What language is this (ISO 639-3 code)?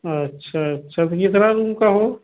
hin